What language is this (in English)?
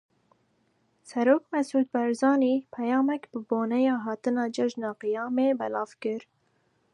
Kurdish